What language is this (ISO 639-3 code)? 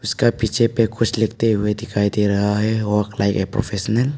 hin